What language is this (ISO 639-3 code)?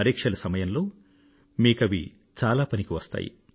tel